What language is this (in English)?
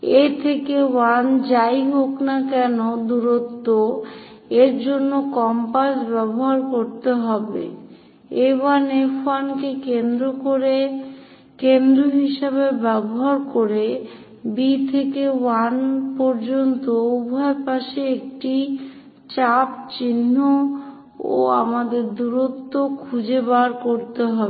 Bangla